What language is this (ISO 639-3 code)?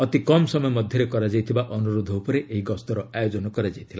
ori